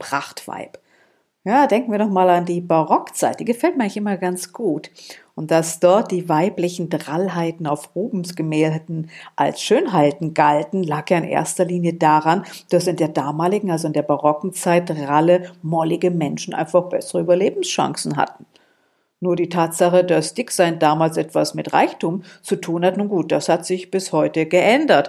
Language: German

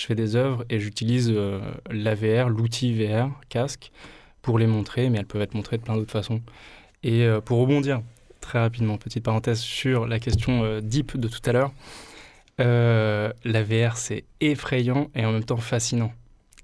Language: French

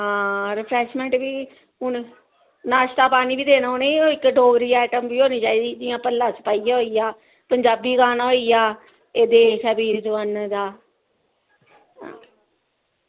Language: Dogri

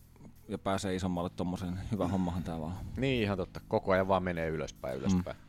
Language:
Finnish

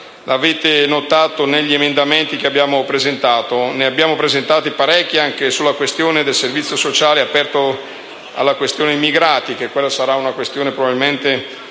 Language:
Italian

